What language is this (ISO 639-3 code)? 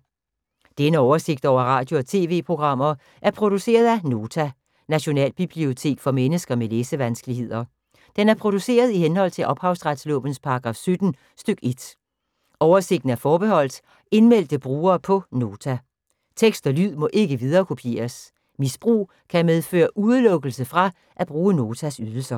dan